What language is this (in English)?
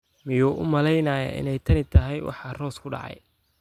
Somali